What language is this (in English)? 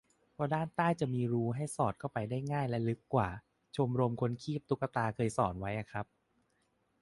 Thai